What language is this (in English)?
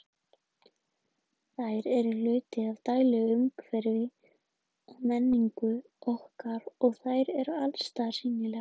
Icelandic